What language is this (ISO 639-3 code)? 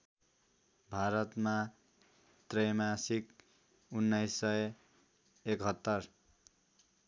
nep